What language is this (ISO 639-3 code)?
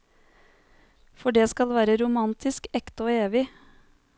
nor